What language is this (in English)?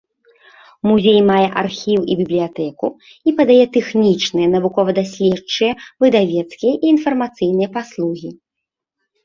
Belarusian